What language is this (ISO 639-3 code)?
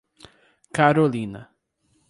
por